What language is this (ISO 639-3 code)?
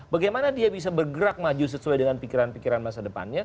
ind